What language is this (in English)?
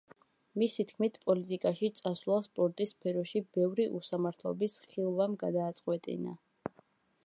Georgian